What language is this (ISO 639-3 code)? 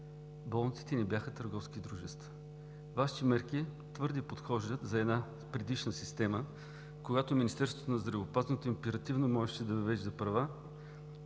bul